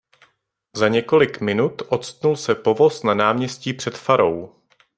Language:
Czech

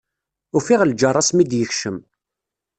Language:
Kabyle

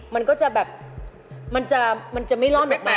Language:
Thai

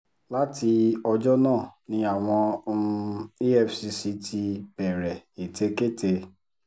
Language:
Yoruba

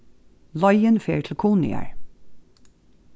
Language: Faroese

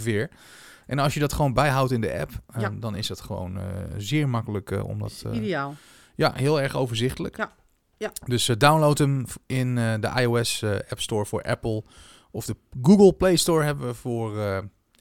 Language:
Dutch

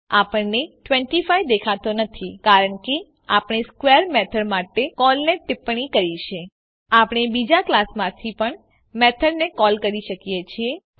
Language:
Gujarati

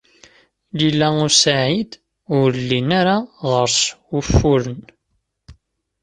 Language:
Kabyle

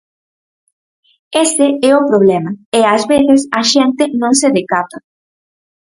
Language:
Galician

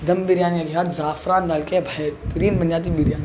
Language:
Urdu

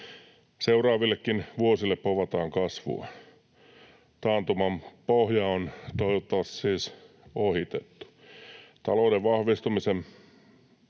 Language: Finnish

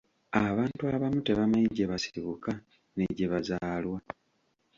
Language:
Ganda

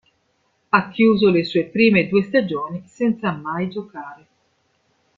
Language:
Italian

